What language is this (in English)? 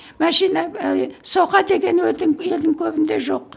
Kazakh